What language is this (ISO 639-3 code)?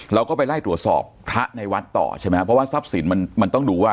tha